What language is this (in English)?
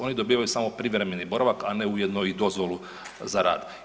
Croatian